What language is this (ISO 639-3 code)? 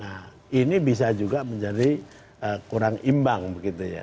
ind